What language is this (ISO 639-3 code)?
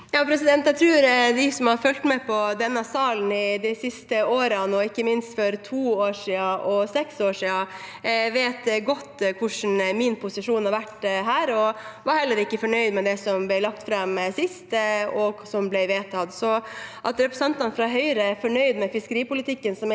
nor